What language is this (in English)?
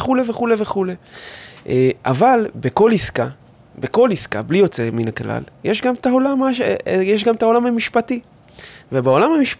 Hebrew